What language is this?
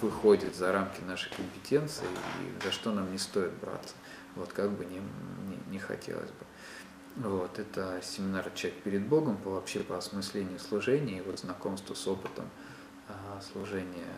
Russian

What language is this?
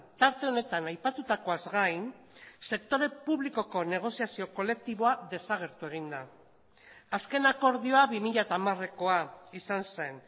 Basque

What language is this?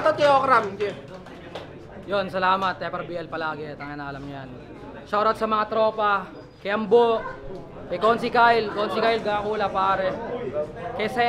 Filipino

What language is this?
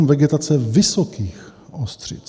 Czech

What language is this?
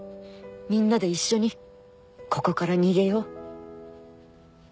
Japanese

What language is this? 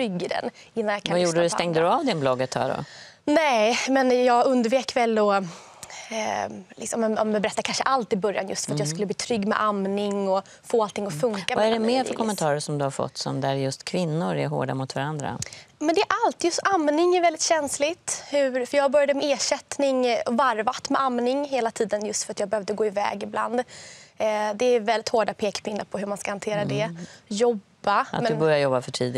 Swedish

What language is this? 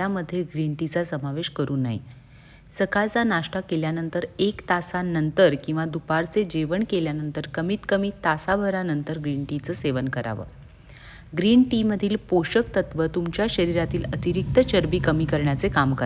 Marathi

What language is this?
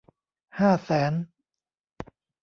Thai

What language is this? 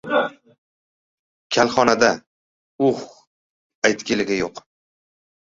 Uzbek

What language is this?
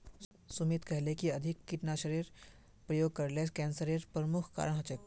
Magahi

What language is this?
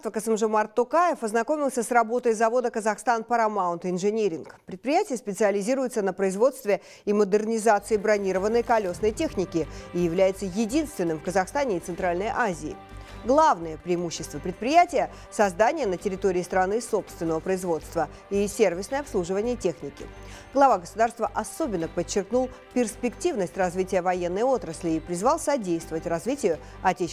Russian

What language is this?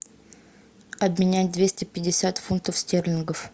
Russian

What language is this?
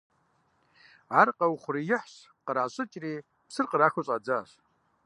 Kabardian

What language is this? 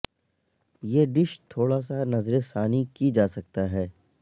Urdu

